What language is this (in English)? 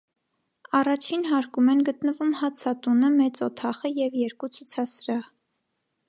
Armenian